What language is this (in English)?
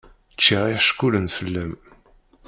Kabyle